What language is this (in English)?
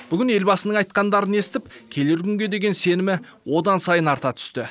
Kazakh